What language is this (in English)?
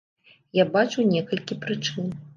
Belarusian